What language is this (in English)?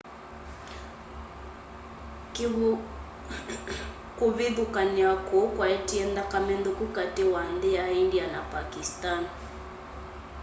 Kamba